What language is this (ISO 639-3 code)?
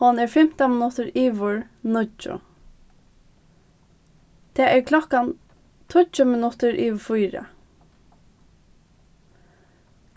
fao